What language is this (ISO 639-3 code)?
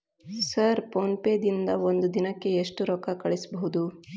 kan